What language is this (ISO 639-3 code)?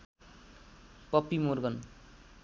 nep